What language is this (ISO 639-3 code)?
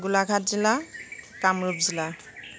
asm